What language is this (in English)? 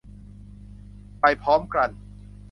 Thai